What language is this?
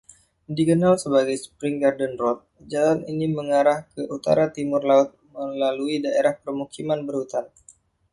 Indonesian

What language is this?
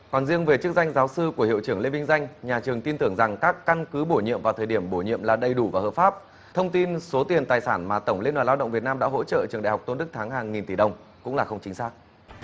Vietnamese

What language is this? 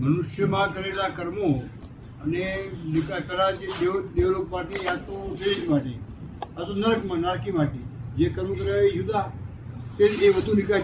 Gujarati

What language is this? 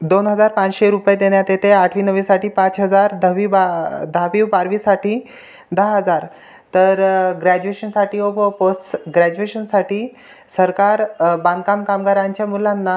Marathi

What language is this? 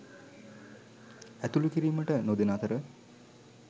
Sinhala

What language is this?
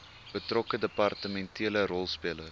Afrikaans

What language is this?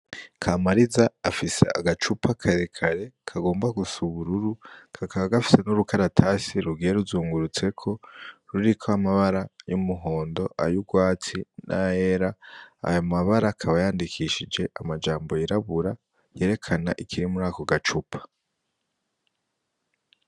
Rundi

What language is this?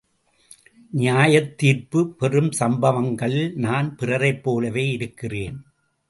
Tamil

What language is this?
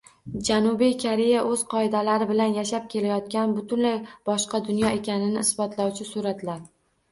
Uzbek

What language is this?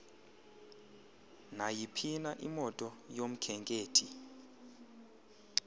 Xhosa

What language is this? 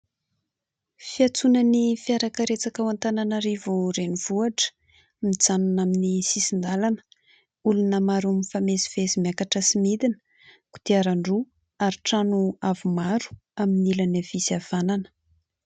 Malagasy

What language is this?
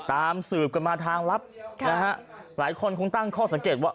Thai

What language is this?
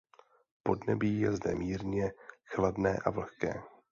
Czech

